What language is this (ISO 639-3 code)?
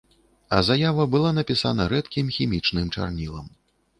bel